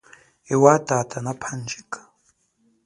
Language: Chokwe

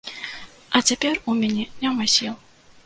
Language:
Belarusian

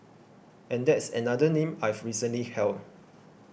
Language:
English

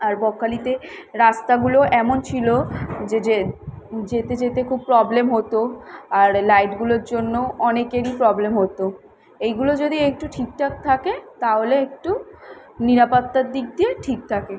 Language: Bangla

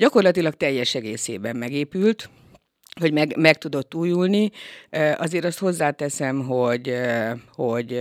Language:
Hungarian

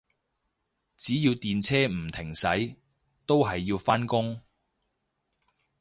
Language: Cantonese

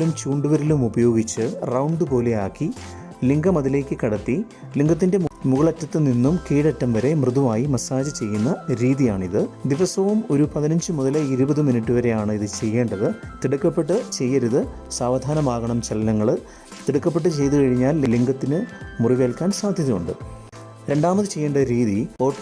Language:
Malayalam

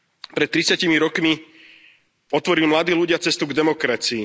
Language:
Slovak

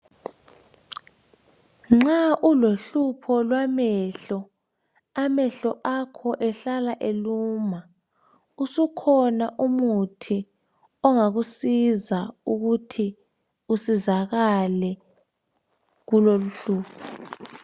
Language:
North Ndebele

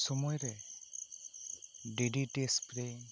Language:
Santali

